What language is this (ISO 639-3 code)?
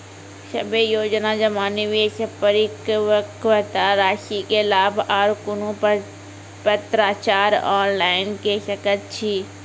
mai